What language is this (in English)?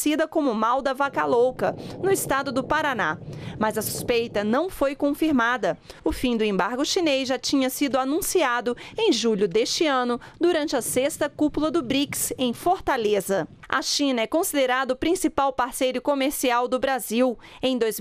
Portuguese